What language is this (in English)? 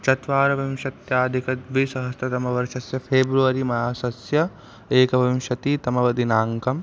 Sanskrit